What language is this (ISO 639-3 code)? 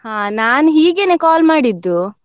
kan